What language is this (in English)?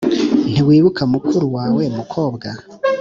Kinyarwanda